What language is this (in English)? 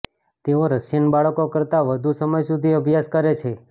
Gujarati